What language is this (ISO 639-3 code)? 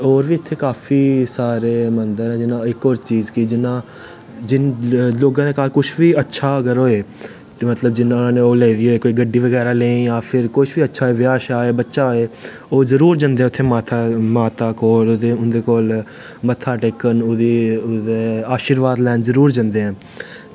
doi